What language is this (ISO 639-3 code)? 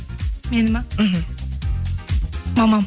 kaz